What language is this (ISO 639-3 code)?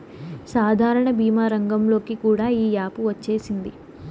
tel